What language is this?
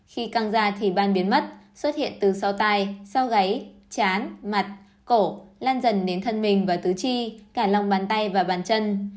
Vietnamese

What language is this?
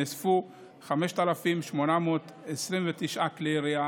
Hebrew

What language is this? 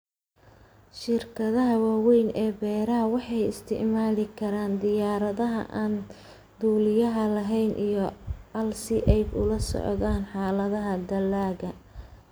Somali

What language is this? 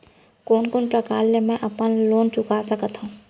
Chhattisgarhi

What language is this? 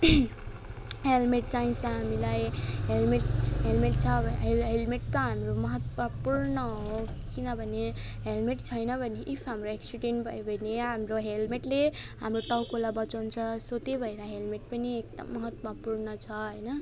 Nepali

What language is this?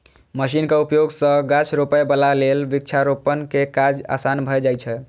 Maithili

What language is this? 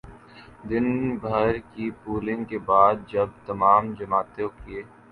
Urdu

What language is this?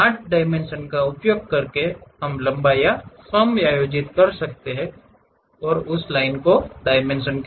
Hindi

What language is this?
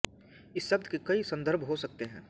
Hindi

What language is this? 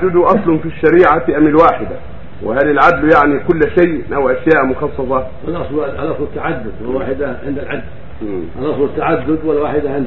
Arabic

